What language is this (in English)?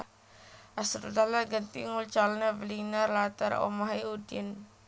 Javanese